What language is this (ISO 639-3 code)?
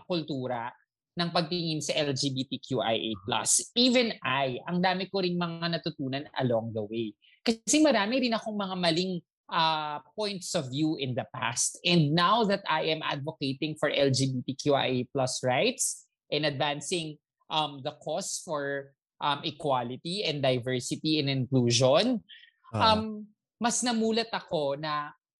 fil